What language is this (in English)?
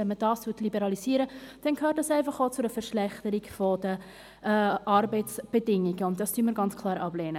Swiss German